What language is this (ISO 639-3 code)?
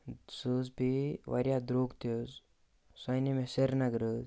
kas